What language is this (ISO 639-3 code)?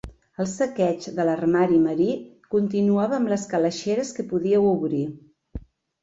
cat